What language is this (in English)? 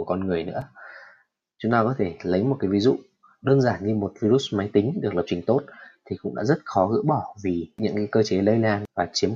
Vietnamese